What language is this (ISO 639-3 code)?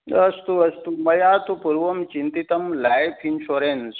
san